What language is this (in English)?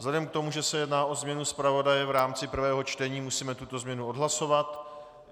Czech